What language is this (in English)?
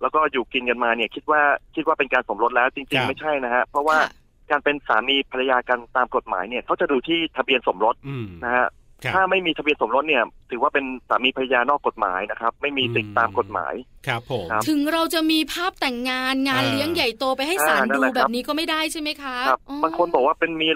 Thai